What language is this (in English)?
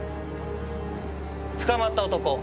Japanese